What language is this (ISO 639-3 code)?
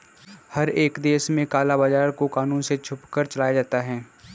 hin